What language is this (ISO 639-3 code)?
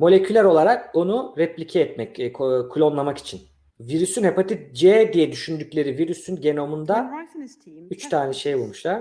tur